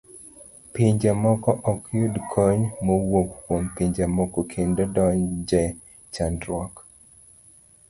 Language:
Luo (Kenya and Tanzania)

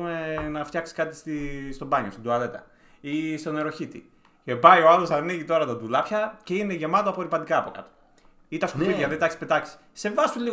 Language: Greek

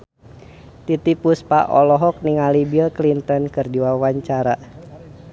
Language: Sundanese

